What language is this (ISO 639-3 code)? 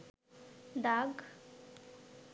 ben